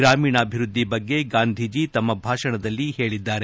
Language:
Kannada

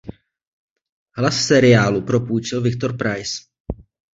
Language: Czech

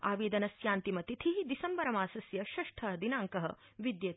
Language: Sanskrit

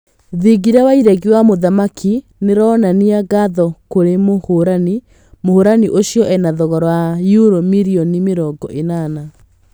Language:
Kikuyu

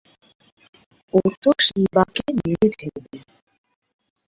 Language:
Bangla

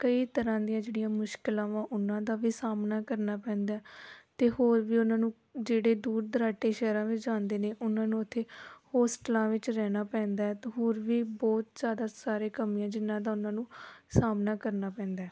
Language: Punjabi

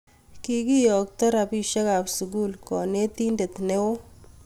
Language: Kalenjin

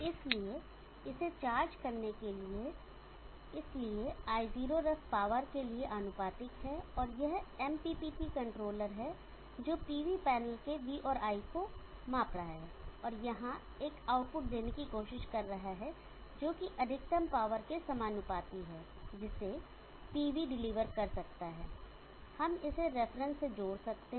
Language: Hindi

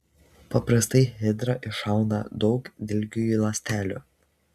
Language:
Lithuanian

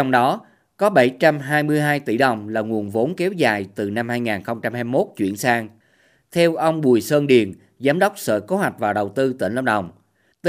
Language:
Vietnamese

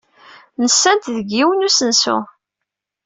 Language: Kabyle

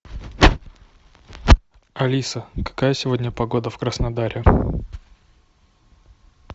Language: Russian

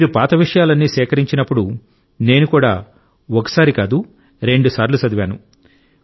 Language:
Telugu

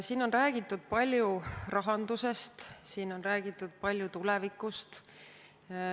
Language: Estonian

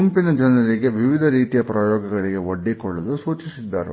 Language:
Kannada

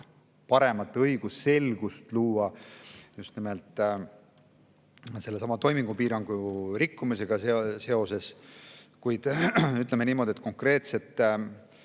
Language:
Estonian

